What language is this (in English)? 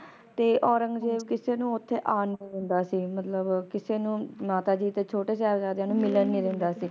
Punjabi